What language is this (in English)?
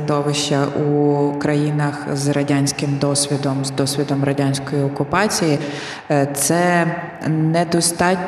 Ukrainian